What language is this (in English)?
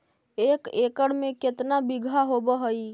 Magahi